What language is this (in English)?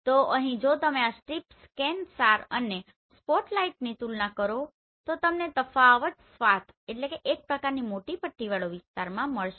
Gujarati